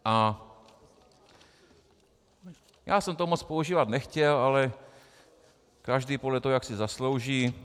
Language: Czech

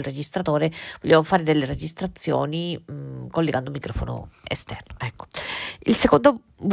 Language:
Italian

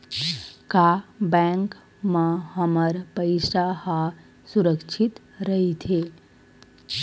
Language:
Chhattisgarhi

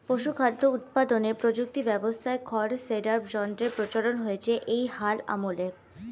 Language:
Bangla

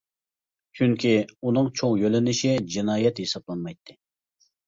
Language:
Uyghur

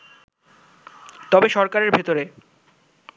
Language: Bangla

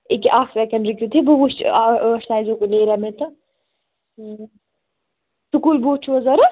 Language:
Kashmiri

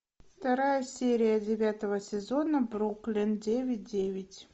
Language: Russian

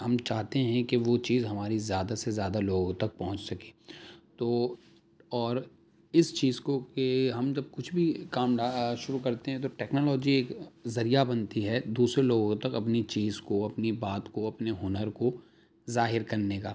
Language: Urdu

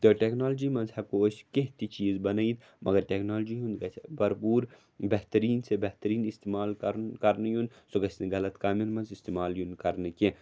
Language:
Kashmiri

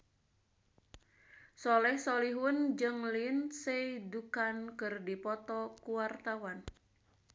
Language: Sundanese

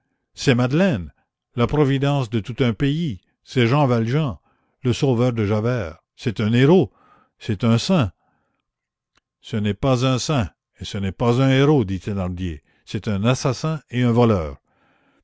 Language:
French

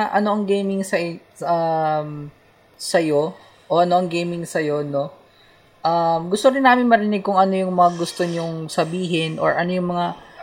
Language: Filipino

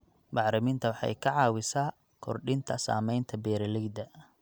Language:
Somali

